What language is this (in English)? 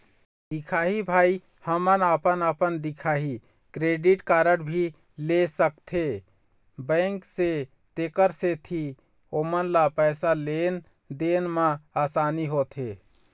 Chhattisgarhi